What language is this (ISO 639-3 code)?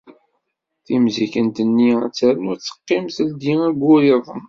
kab